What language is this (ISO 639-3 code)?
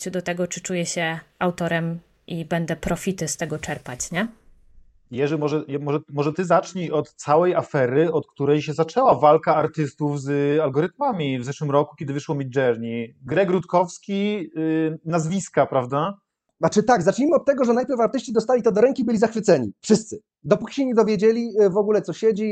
pol